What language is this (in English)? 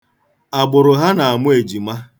Igbo